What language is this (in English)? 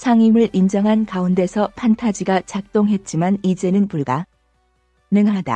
Korean